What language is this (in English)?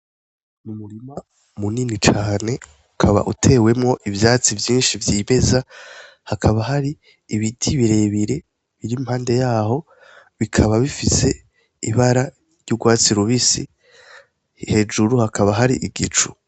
Rundi